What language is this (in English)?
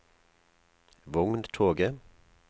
Norwegian